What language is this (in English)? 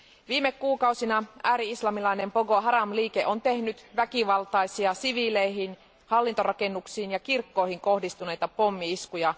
Finnish